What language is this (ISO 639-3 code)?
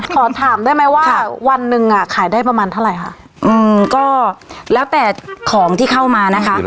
tha